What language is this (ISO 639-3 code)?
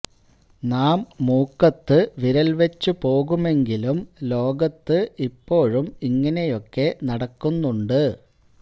mal